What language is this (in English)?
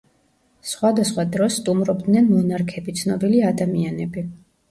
Georgian